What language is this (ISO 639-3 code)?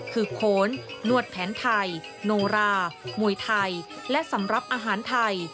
tha